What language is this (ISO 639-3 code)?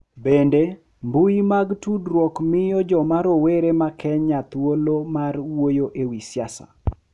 luo